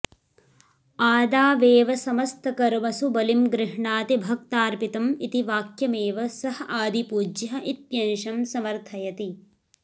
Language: Sanskrit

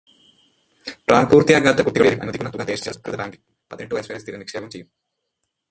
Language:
Malayalam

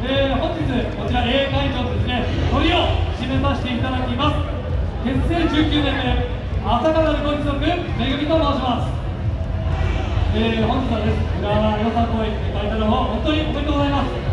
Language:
Japanese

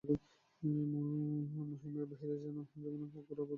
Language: Bangla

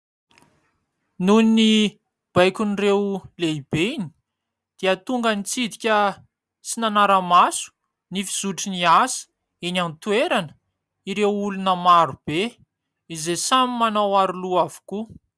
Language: Malagasy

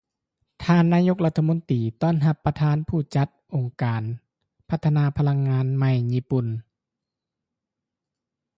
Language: Lao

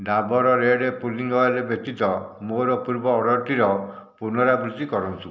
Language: Odia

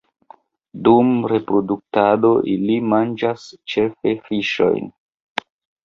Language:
Esperanto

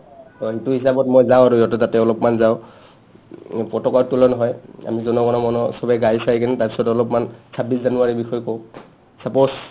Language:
Assamese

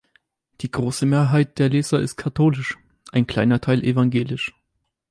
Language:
German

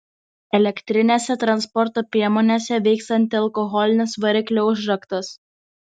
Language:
Lithuanian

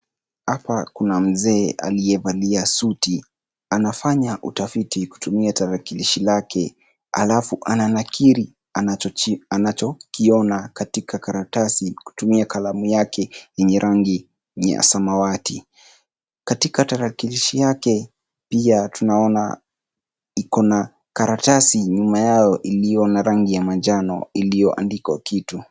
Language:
Swahili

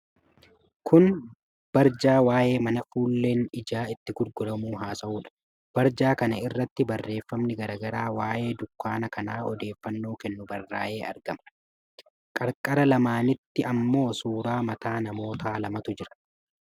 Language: Oromo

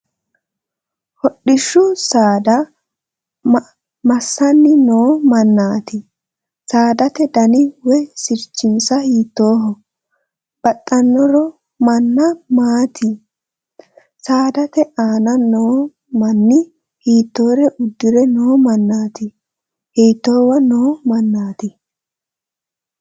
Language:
Sidamo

